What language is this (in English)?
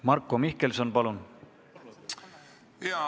Estonian